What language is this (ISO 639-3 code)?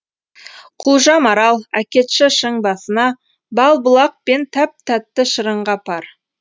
kaz